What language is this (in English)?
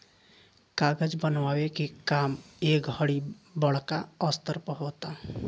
Bhojpuri